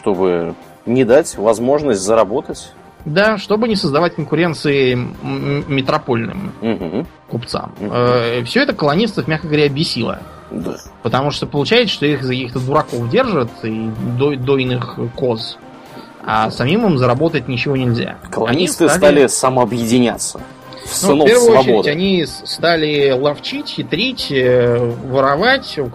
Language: Russian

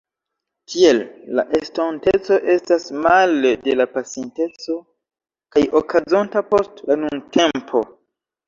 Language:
Esperanto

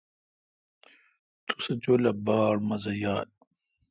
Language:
Kalkoti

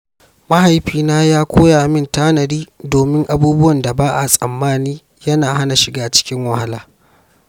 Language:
Hausa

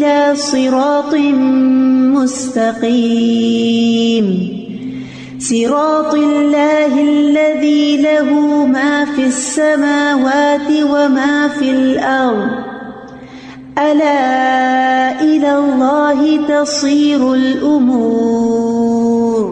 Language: Urdu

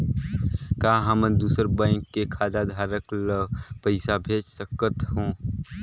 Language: Chhattisgarhi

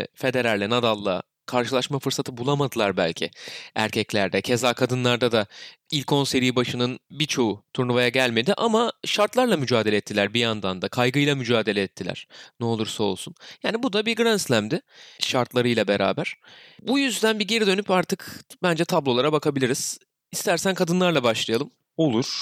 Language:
Turkish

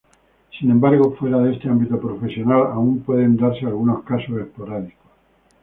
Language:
Spanish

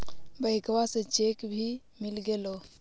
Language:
Magahi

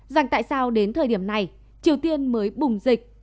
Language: Vietnamese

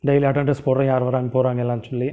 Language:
Tamil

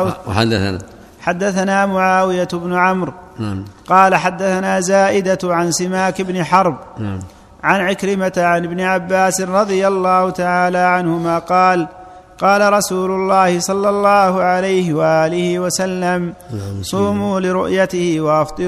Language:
Arabic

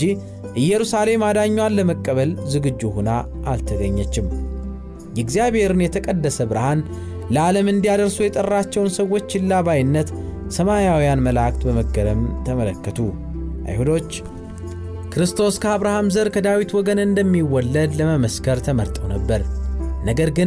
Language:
Amharic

